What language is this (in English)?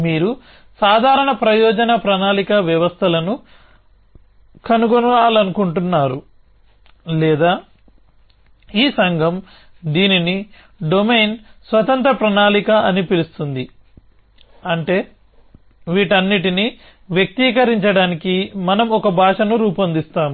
Telugu